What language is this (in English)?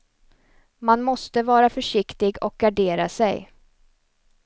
Swedish